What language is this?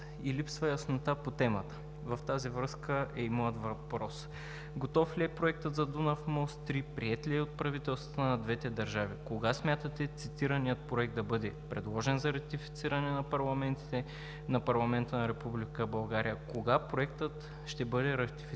Bulgarian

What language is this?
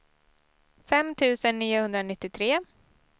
Swedish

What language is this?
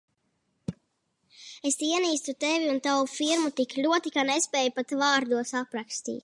Latvian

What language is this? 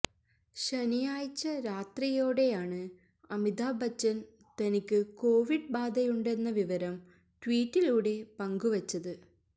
Malayalam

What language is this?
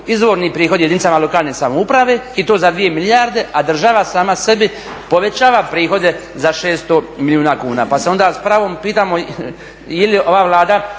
Croatian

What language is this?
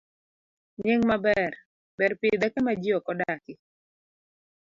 Luo (Kenya and Tanzania)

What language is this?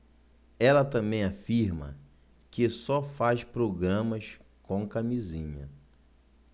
Portuguese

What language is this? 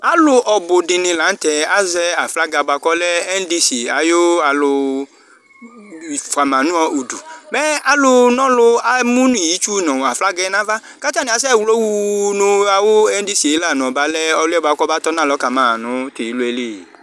Ikposo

